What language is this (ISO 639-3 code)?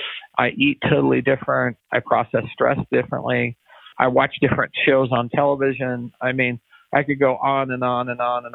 eng